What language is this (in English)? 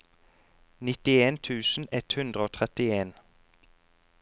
Norwegian